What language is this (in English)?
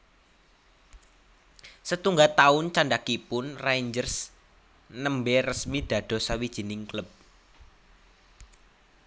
Javanese